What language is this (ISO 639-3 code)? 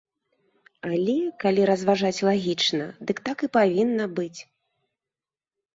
bel